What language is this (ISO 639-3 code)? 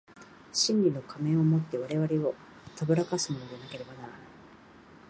jpn